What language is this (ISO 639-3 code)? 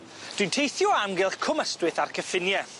cym